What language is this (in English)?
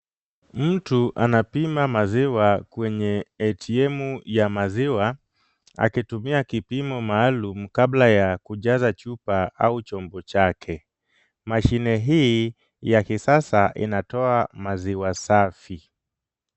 Swahili